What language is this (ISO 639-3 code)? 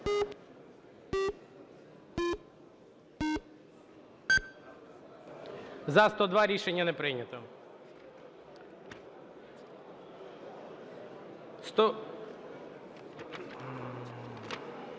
ukr